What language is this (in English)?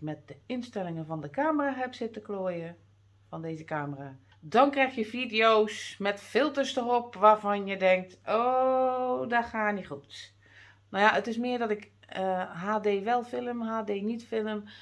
Dutch